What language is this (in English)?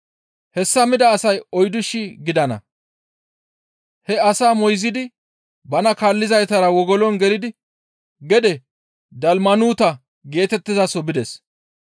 Gamo